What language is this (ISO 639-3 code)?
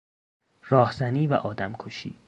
fas